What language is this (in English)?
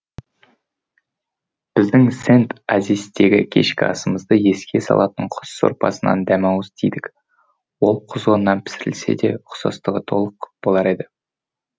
Kazakh